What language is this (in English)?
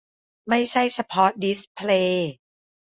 Thai